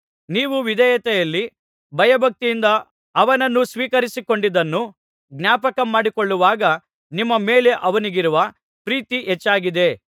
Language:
Kannada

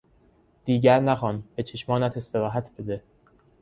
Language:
Persian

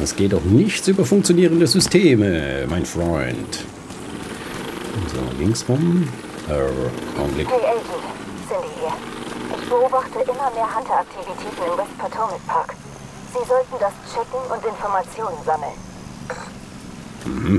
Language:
German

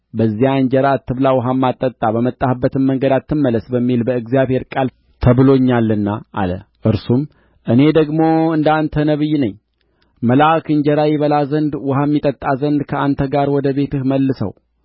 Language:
Amharic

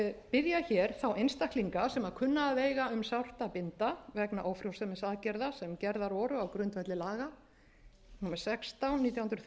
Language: Icelandic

